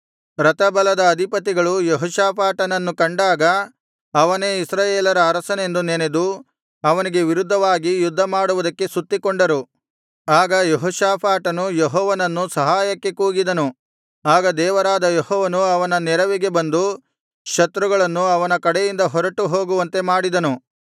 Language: Kannada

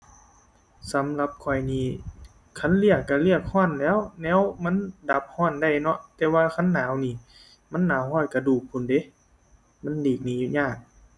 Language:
Thai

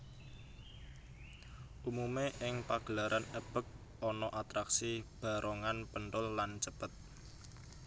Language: Javanese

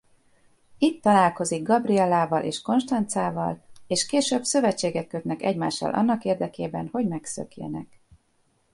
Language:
Hungarian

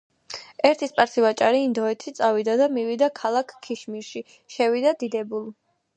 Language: Georgian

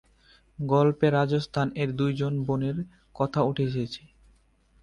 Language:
Bangla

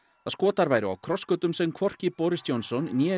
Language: Icelandic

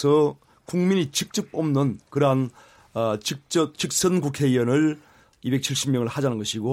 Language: Korean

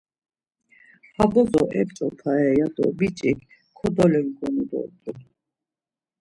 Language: Laz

